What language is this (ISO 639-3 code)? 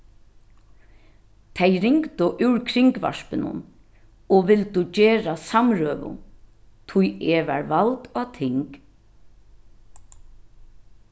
fao